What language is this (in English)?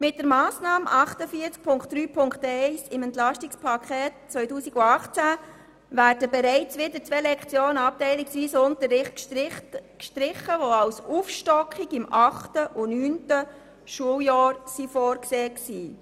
Swiss German